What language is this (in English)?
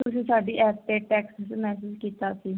Punjabi